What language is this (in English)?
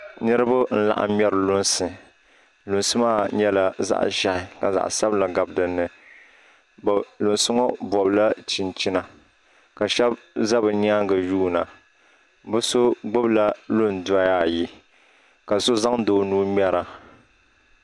Dagbani